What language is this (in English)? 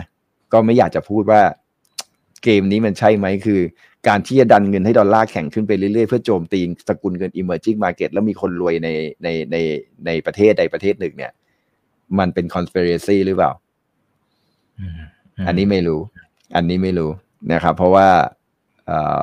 Thai